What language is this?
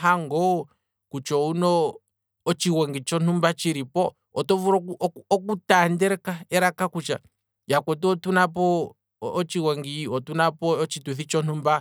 Kwambi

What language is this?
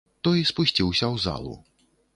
Belarusian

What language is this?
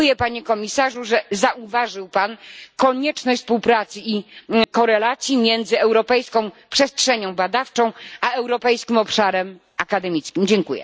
Polish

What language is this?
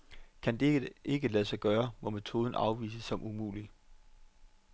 Danish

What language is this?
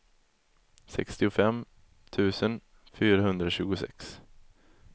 Swedish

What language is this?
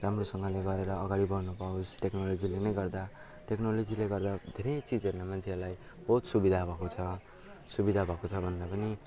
Nepali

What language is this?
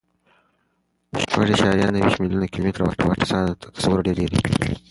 Pashto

